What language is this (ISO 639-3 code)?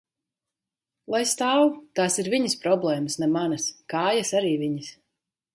lav